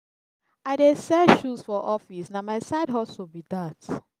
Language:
Nigerian Pidgin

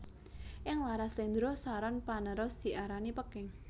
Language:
Javanese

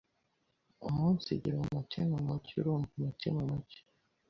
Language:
Kinyarwanda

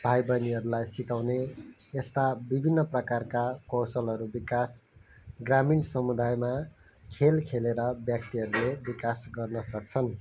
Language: Nepali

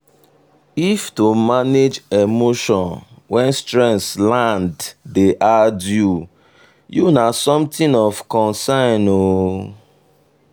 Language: Nigerian Pidgin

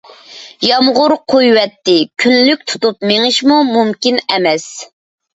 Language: Uyghur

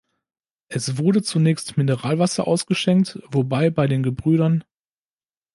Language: German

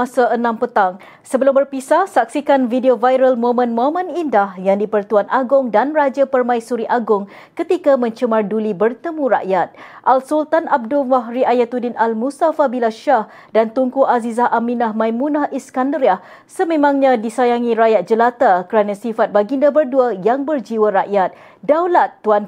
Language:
Malay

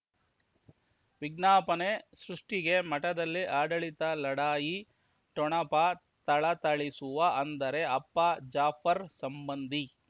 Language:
Kannada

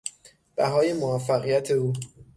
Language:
Persian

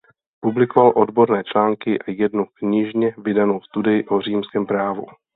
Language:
Czech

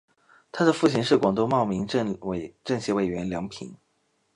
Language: Chinese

